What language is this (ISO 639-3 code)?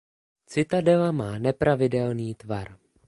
ces